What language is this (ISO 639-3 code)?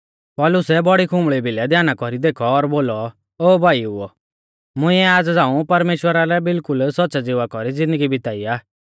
bfz